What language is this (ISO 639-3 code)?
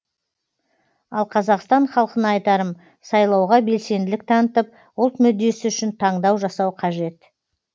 kaz